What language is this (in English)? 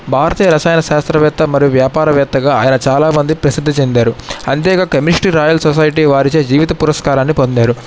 Telugu